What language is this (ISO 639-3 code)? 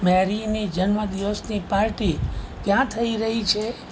guj